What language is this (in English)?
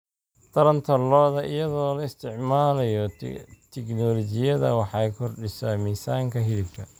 Somali